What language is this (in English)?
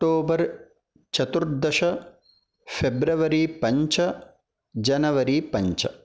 Sanskrit